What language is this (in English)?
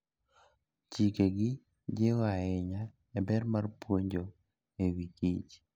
Luo (Kenya and Tanzania)